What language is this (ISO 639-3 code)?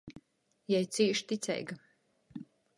ltg